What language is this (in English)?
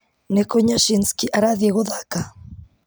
Kikuyu